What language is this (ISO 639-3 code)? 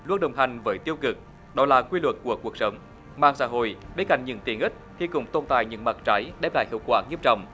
vie